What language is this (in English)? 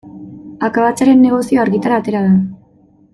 Basque